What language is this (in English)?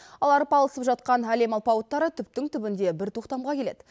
Kazakh